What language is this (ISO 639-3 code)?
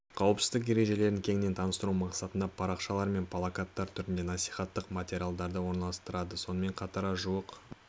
kaz